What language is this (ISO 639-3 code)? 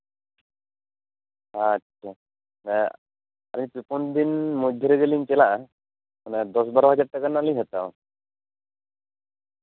sat